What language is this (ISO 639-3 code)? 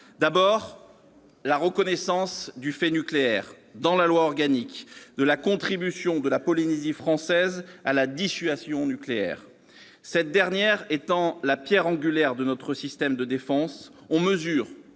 fra